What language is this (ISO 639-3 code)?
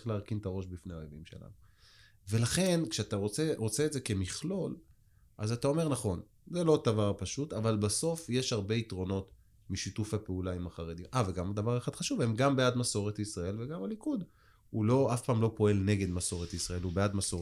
heb